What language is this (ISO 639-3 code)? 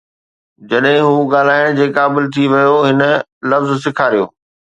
snd